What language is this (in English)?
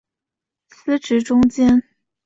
Chinese